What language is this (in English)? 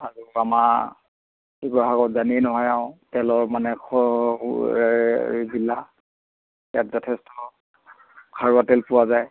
Assamese